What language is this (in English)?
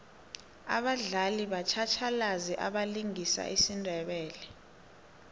South Ndebele